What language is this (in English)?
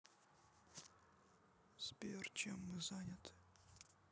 Russian